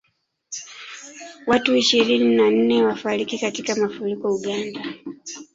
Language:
Swahili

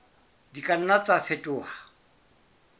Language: Southern Sotho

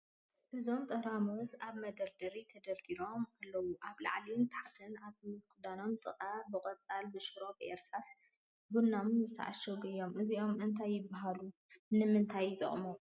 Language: Tigrinya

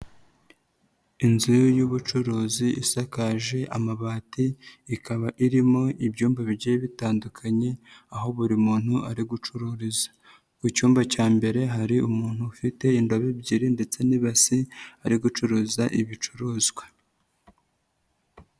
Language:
Kinyarwanda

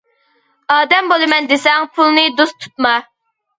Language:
Uyghur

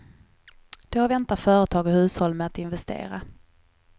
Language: Swedish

